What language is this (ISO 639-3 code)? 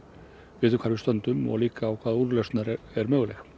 isl